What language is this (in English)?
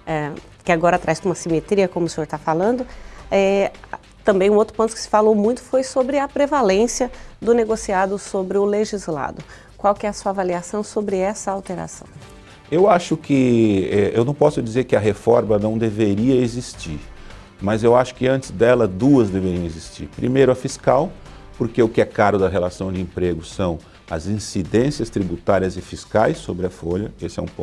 Portuguese